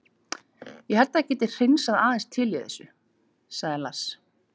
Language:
Icelandic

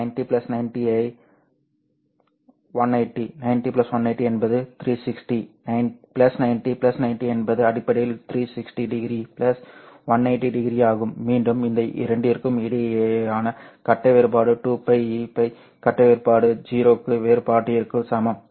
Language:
Tamil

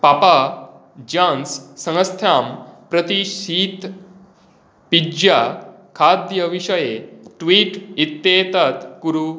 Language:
Sanskrit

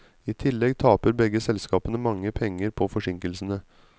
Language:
Norwegian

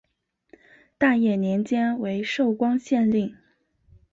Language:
Chinese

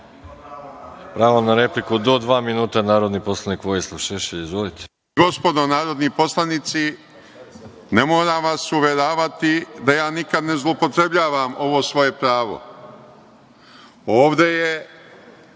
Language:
Serbian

